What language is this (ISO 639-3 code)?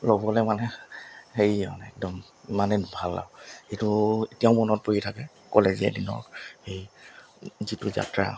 asm